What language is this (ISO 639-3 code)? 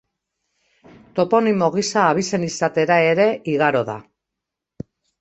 eus